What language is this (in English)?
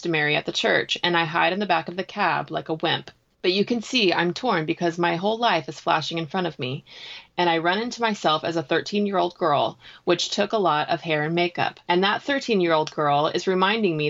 English